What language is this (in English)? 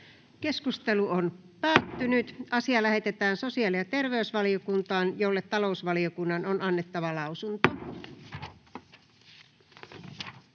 Finnish